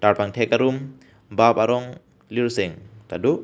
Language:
Karbi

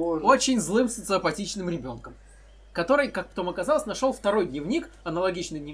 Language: Russian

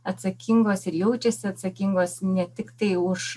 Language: Lithuanian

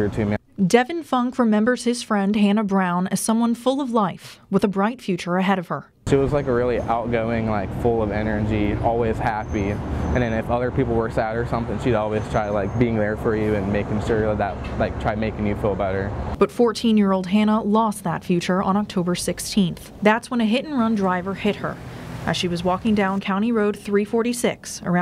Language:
English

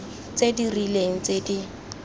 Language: Tswana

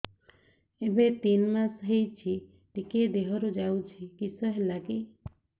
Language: Odia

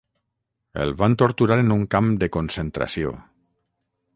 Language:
Catalan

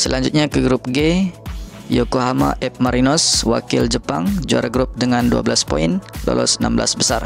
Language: Indonesian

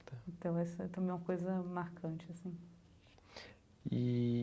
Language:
Portuguese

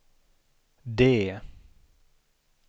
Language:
Swedish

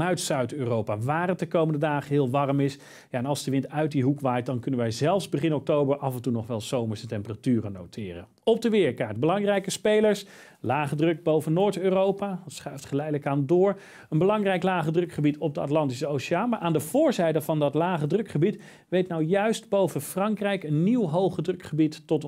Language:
Dutch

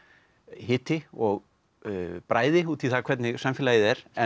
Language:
Icelandic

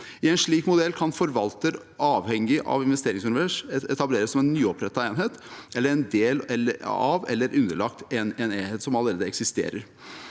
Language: Norwegian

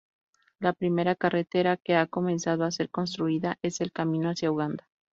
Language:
Spanish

